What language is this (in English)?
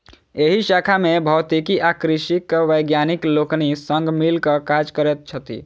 Maithili